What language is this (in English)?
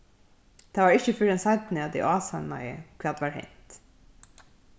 Faroese